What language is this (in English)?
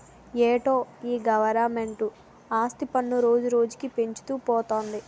Telugu